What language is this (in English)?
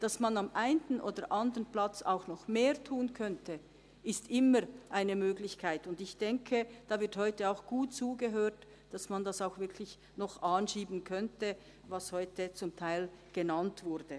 Swiss German